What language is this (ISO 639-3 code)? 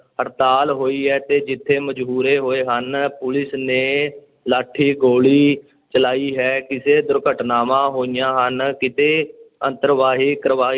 pan